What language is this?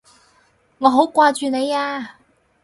Cantonese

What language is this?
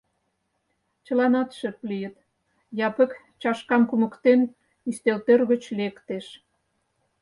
Mari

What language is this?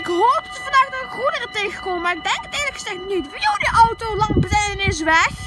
Dutch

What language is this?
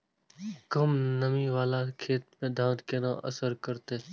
Maithili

